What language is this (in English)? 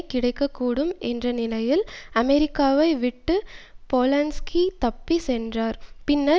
Tamil